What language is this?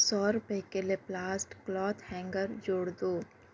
Urdu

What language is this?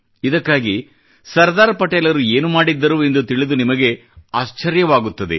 Kannada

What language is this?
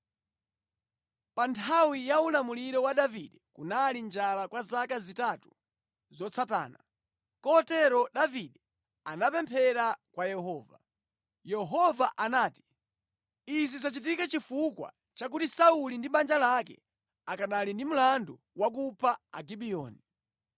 Nyanja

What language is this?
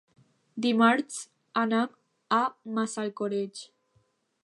Catalan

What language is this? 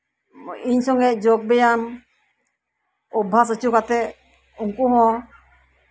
Santali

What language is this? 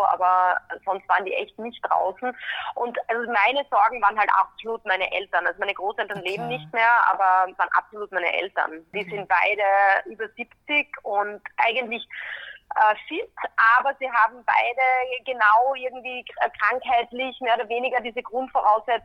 German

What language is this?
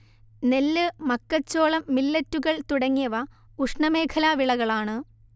Malayalam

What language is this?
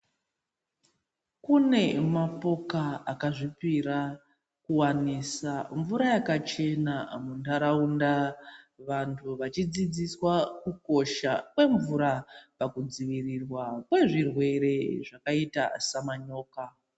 Ndau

